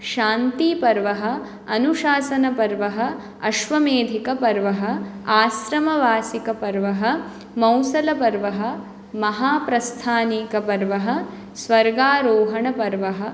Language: Sanskrit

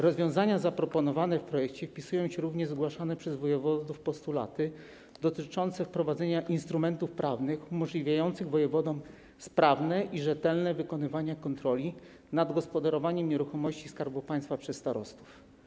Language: Polish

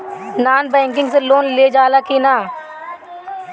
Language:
Bhojpuri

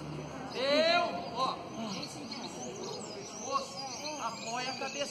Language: Portuguese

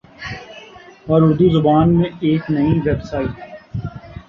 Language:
Urdu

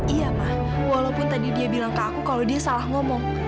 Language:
Indonesian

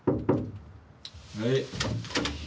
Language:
Japanese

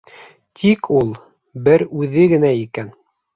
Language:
Bashkir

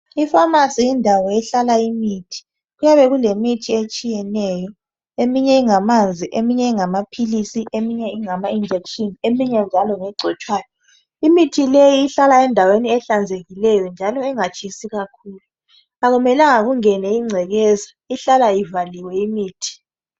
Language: North Ndebele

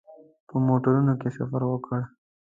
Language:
Pashto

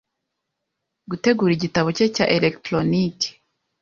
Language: Kinyarwanda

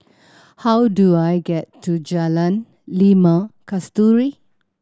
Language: English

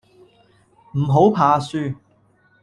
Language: Cantonese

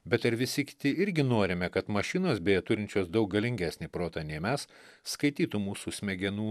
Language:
Lithuanian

